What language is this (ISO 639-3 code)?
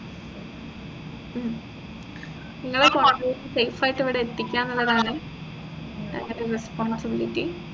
mal